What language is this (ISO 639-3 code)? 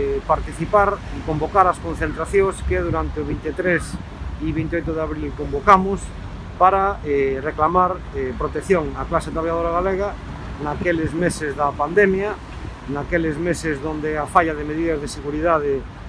spa